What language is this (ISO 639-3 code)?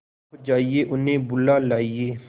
hin